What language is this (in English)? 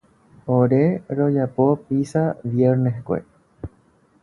Guarani